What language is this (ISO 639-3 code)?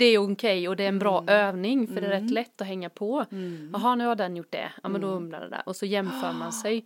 swe